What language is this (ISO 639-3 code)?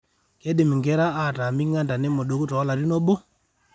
mas